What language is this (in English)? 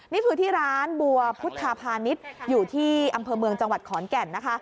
Thai